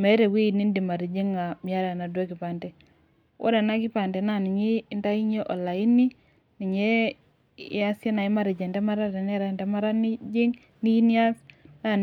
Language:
Masai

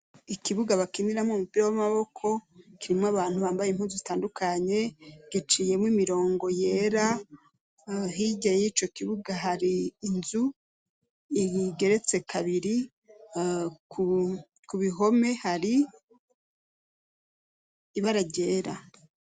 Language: Rundi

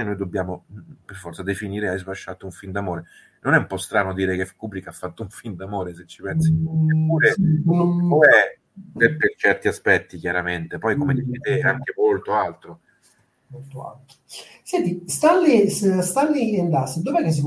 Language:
Italian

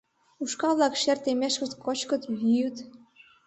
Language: Mari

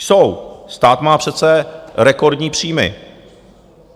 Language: Czech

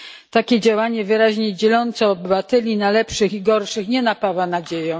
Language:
Polish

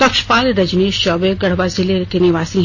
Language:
Hindi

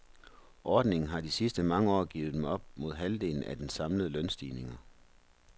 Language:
Danish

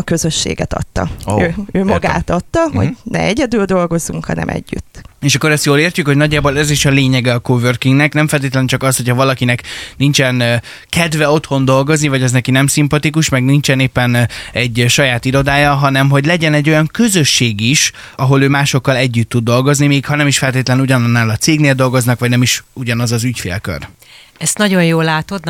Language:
Hungarian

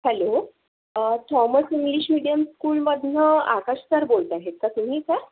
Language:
Marathi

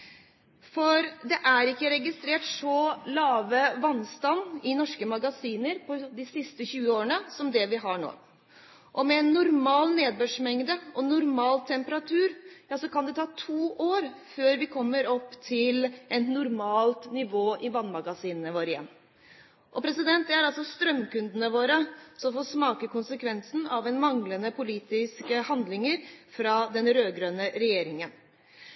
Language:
Norwegian Bokmål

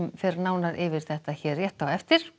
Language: Icelandic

